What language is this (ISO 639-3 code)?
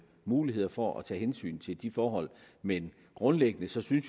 dan